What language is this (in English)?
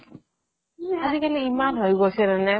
Assamese